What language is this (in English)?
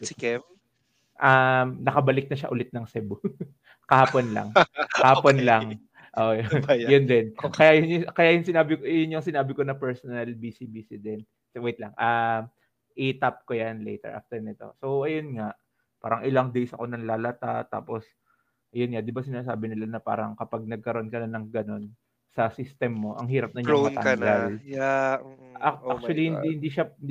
Filipino